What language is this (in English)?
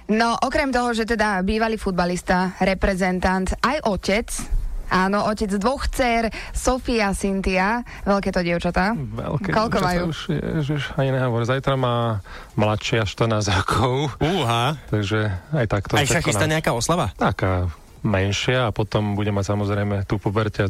Slovak